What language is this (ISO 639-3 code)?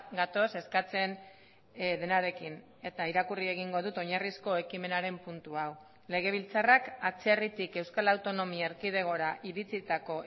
eus